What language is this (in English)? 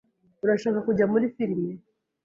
Kinyarwanda